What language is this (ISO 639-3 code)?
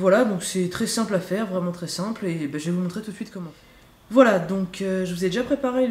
fra